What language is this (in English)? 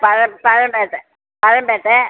Tamil